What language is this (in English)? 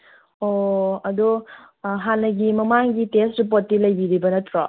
Manipuri